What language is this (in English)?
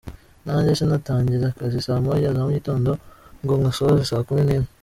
Kinyarwanda